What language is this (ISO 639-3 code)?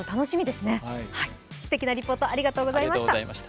jpn